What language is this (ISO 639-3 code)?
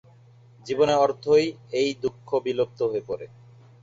ben